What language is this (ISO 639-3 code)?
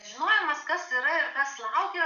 lit